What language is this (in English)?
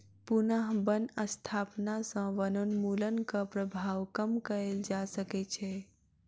Maithili